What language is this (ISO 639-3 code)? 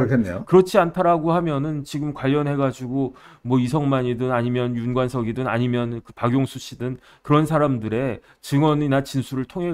kor